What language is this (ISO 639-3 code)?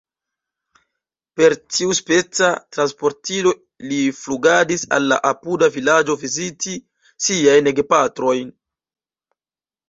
epo